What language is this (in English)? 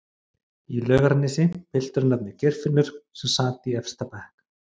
Icelandic